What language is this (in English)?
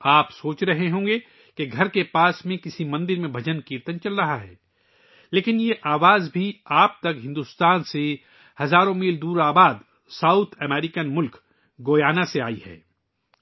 Urdu